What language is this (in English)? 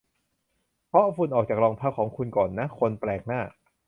Thai